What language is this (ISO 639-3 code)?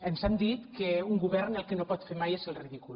cat